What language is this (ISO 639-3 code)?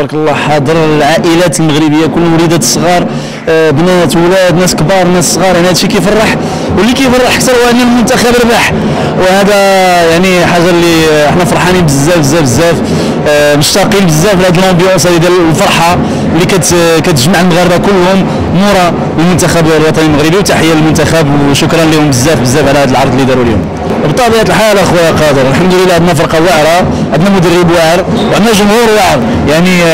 ara